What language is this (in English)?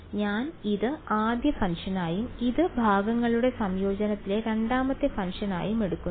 Malayalam